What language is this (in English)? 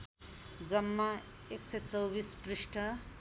Nepali